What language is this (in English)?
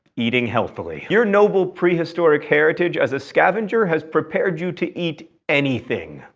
English